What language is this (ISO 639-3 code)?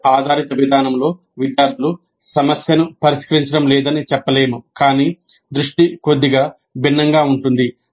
tel